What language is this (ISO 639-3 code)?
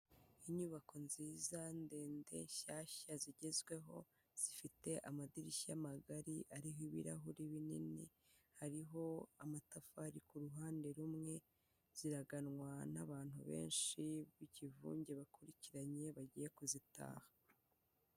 kin